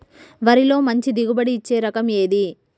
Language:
Telugu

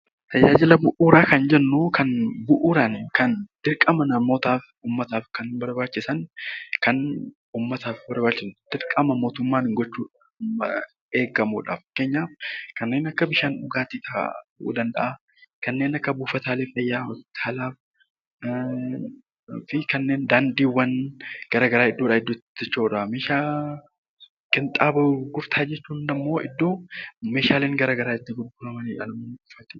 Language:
Oromo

